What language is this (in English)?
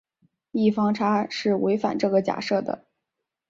Chinese